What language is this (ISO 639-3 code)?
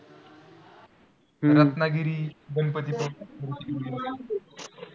mar